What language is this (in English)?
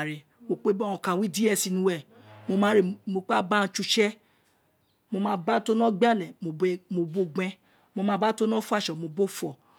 Isekiri